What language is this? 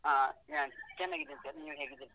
Kannada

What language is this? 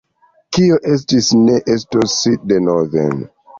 Esperanto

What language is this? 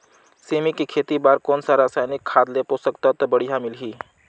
Chhattisgarhi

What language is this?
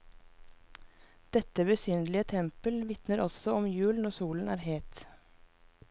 Norwegian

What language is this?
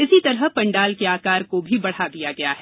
Hindi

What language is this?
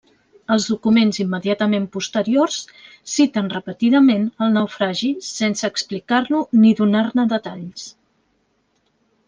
Catalan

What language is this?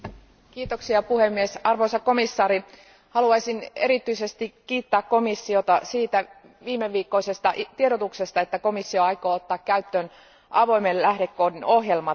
Finnish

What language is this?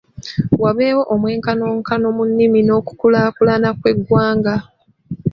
Ganda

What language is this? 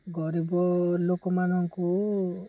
Odia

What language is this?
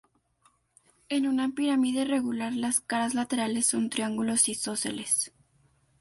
Spanish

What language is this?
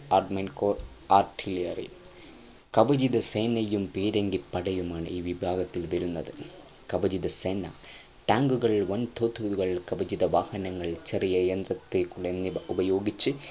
Malayalam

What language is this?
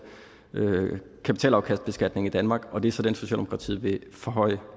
Danish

